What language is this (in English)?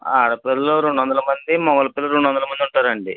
Telugu